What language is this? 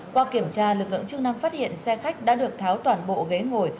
Vietnamese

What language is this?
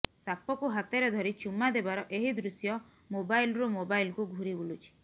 Odia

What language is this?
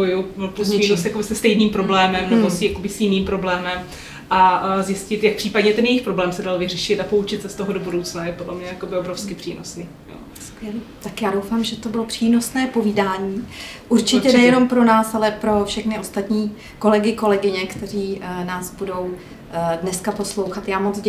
Czech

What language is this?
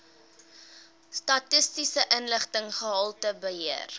Afrikaans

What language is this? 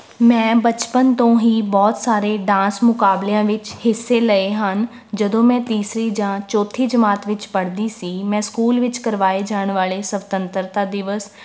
Punjabi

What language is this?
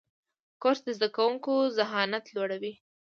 Pashto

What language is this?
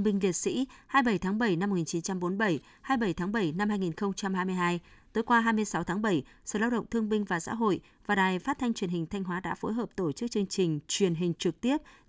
Vietnamese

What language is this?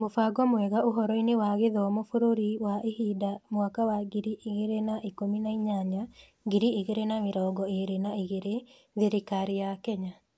Kikuyu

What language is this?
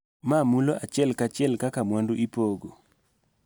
Luo (Kenya and Tanzania)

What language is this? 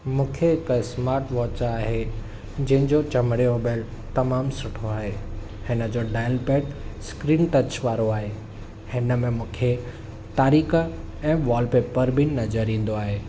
Sindhi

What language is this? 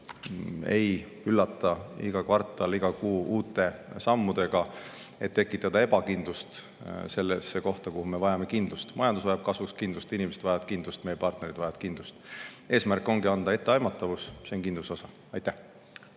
Estonian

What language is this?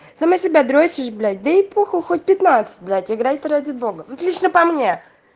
Russian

